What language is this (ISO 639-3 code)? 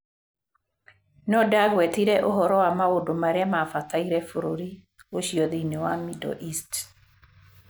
kik